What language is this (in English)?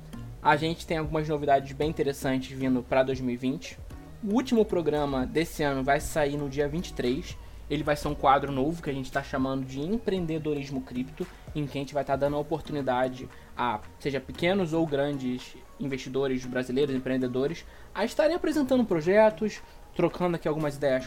Portuguese